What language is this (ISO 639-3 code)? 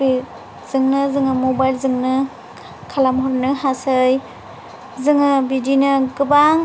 brx